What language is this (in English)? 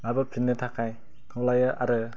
Bodo